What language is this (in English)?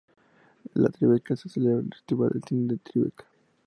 Spanish